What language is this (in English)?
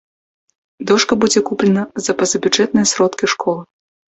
Belarusian